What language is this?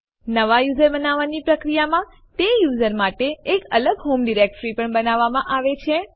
Gujarati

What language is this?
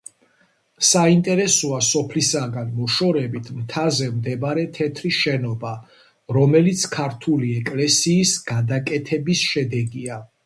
Georgian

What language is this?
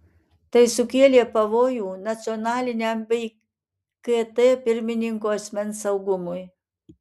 Lithuanian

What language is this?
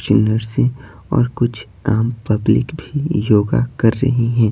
Hindi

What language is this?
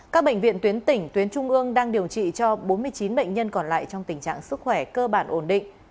Vietnamese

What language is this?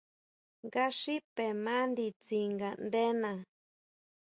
Huautla Mazatec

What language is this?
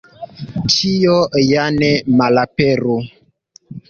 Esperanto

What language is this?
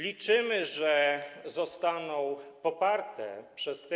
Polish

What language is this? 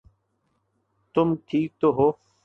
Urdu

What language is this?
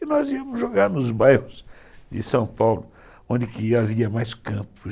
Portuguese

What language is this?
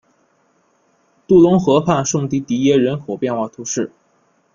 Chinese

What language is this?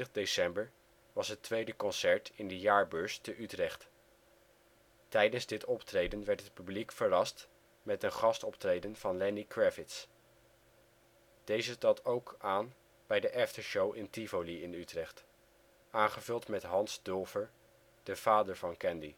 Dutch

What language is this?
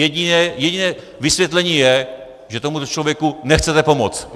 Czech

